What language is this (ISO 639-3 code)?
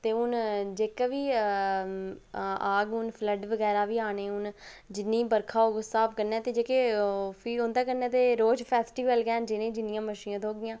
doi